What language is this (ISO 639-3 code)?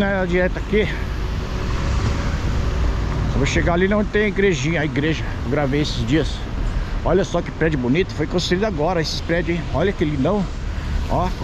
por